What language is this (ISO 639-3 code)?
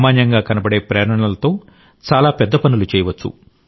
tel